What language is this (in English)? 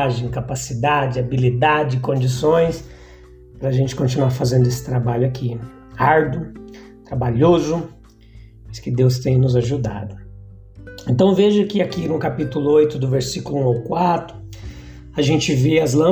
Portuguese